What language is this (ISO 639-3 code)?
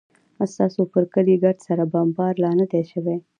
pus